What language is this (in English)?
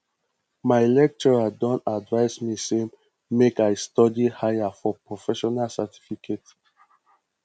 Nigerian Pidgin